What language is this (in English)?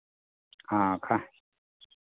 Maithili